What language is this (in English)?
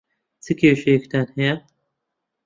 Central Kurdish